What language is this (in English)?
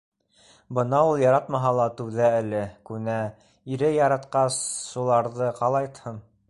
Bashkir